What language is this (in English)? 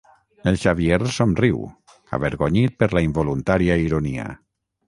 Catalan